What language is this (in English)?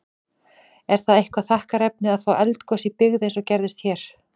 Icelandic